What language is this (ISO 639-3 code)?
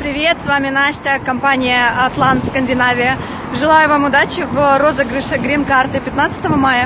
rus